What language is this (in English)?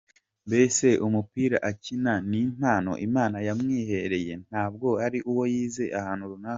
Kinyarwanda